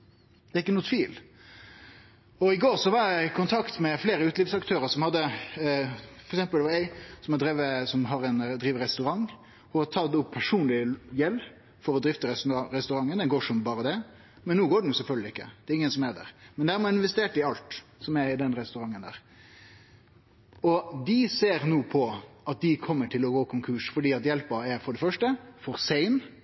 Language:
Norwegian Nynorsk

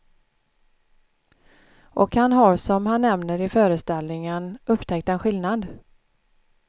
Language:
Swedish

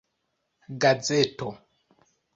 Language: Esperanto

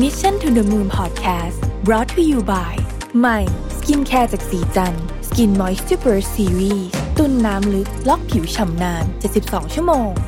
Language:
Thai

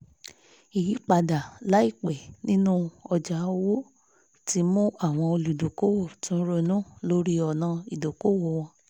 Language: Yoruba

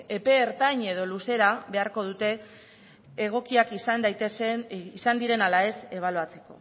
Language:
Basque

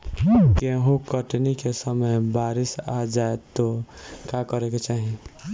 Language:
Bhojpuri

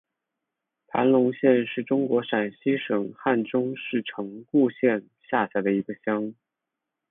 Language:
Chinese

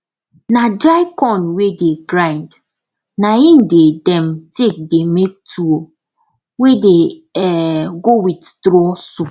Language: Nigerian Pidgin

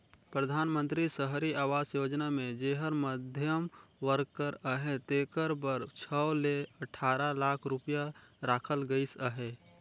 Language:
Chhattisgarhi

